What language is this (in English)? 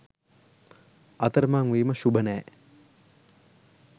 Sinhala